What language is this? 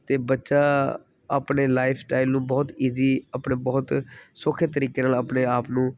Punjabi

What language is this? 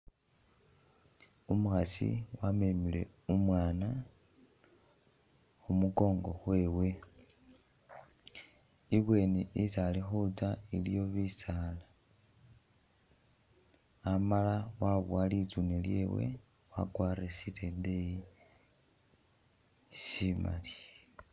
Masaaba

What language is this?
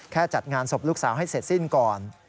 Thai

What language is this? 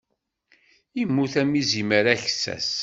Kabyle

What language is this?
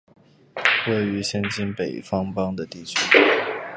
Chinese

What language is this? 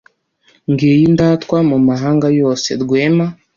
Kinyarwanda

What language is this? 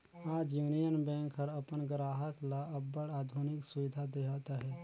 Chhattisgarhi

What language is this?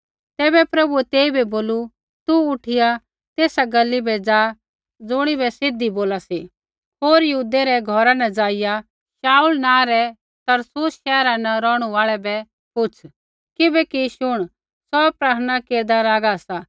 Kullu Pahari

